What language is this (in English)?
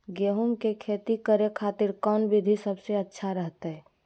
Magahi